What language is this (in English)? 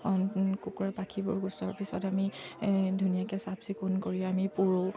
Assamese